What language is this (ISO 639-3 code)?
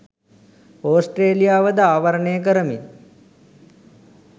sin